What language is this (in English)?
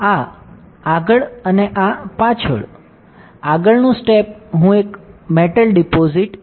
Gujarati